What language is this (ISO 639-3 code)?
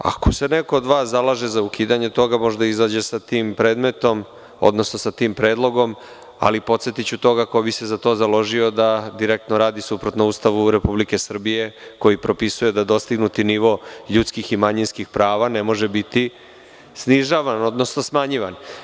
srp